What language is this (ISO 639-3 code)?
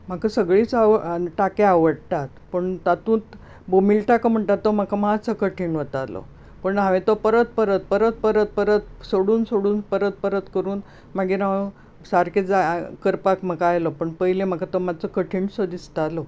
kok